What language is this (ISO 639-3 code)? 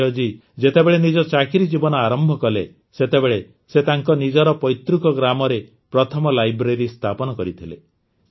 ori